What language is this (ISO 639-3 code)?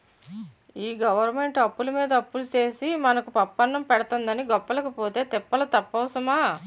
tel